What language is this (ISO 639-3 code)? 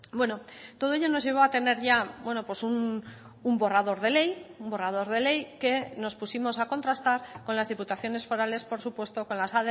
spa